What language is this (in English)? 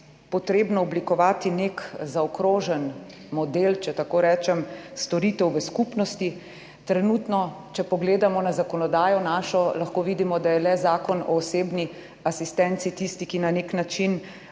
Slovenian